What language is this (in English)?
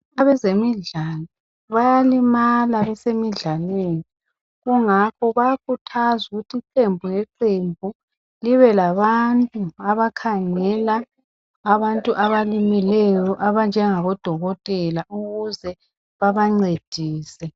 North Ndebele